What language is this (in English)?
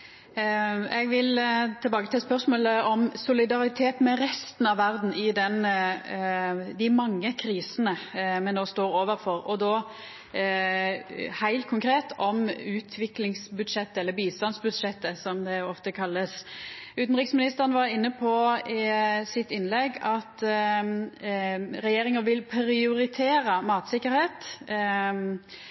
Norwegian Nynorsk